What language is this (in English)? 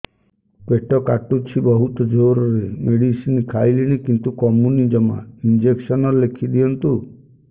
Odia